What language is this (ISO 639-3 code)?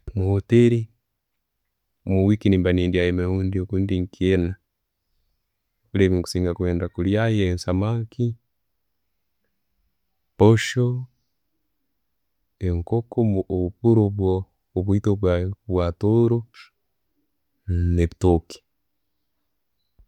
ttj